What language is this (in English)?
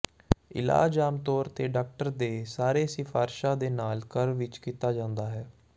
Punjabi